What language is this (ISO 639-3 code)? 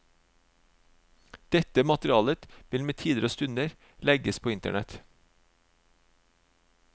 nor